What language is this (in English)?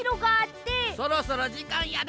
Japanese